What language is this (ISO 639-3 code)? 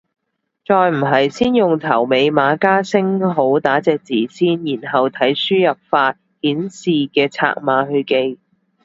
yue